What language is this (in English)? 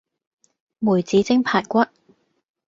Cantonese